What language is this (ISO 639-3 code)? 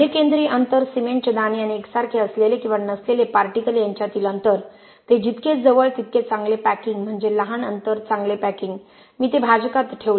mar